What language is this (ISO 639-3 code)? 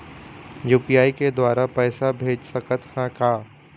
hne